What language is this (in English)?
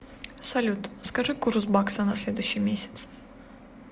Russian